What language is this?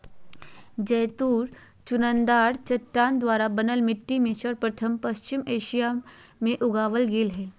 Magahi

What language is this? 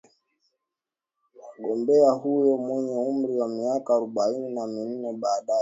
Swahili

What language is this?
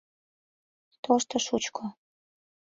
Mari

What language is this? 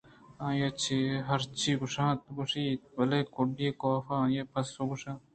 Eastern Balochi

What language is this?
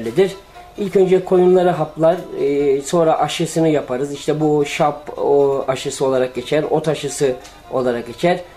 Turkish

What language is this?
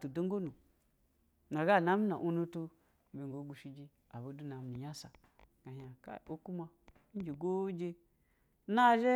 Basa (Nigeria)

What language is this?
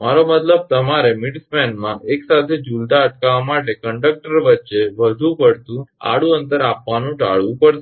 Gujarati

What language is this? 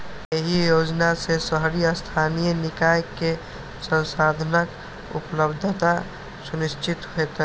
Maithili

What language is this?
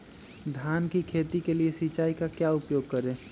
Magahi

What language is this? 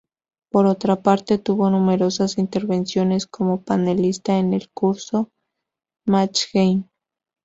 Spanish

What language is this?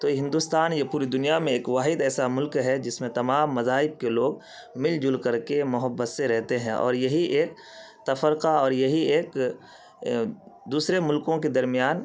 Urdu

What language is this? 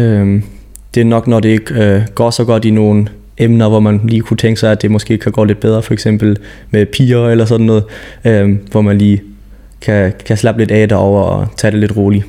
Danish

